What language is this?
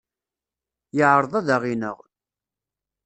Kabyle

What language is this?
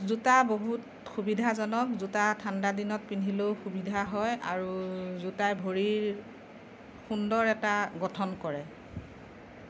Assamese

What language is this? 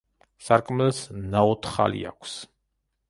Georgian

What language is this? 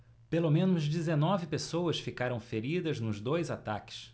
Portuguese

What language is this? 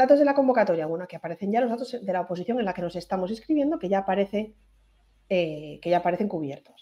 Spanish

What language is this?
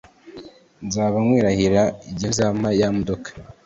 Kinyarwanda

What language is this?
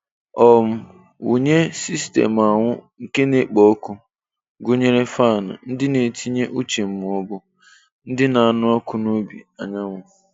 Igbo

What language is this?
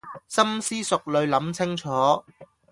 Cantonese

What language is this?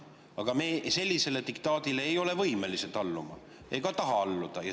Estonian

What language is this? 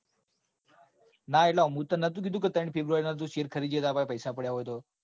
Gujarati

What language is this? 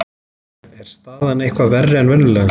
Icelandic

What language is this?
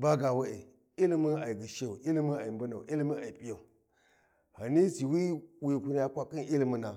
Warji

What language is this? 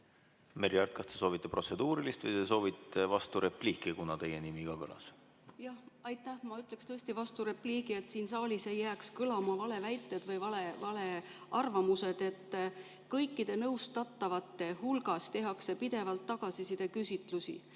Estonian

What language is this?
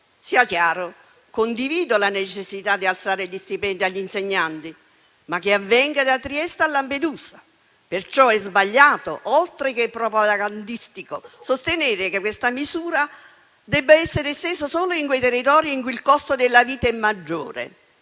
Italian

